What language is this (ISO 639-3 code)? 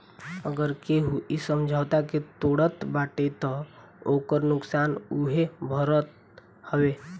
bho